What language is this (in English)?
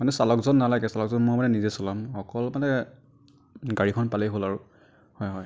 Assamese